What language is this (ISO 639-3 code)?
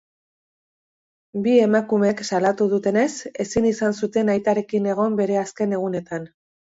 eus